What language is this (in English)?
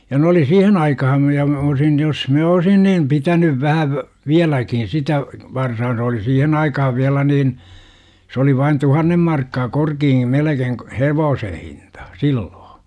Finnish